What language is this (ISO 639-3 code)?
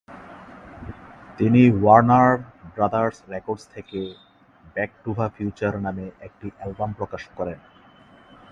ben